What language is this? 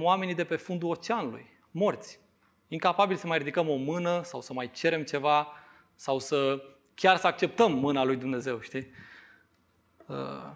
Romanian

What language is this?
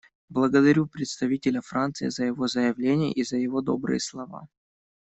Russian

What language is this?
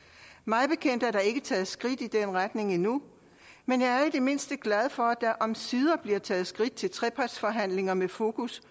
Danish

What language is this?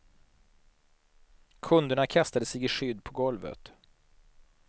Swedish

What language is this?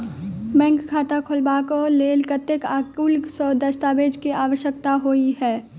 Maithili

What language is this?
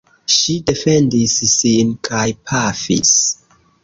Esperanto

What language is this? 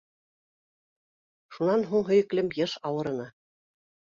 Bashkir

